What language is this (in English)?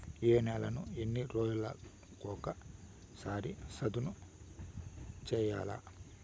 Telugu